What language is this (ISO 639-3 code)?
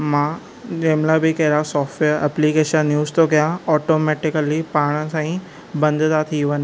snd